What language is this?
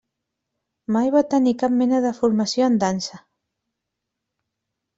Catalan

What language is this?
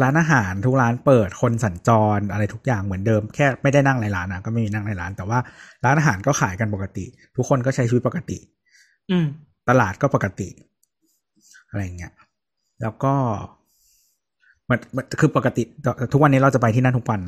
Thai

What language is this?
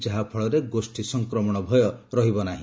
Odia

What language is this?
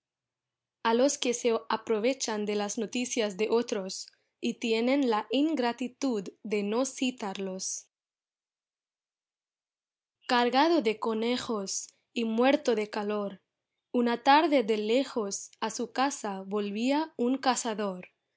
Spanish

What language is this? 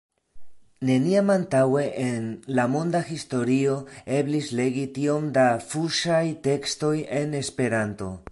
Esperanto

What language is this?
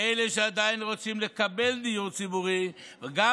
Hebrew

